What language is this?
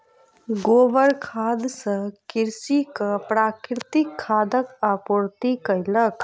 Maithili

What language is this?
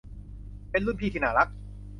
Thai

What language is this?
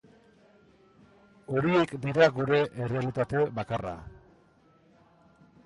Basque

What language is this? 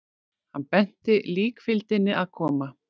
Icelandic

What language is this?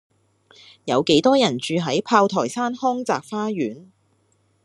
Cantonese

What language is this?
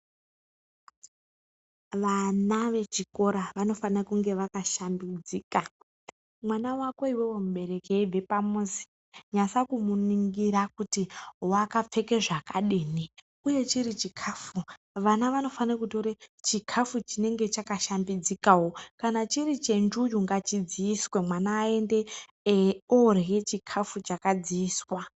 Ndau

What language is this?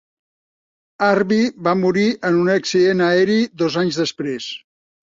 Catalan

